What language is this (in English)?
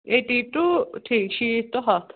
Kashmiri